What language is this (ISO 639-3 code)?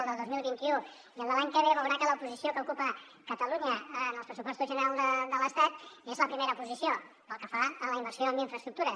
cat